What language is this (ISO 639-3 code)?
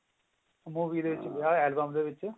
pan